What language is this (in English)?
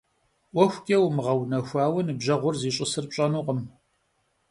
Kabardian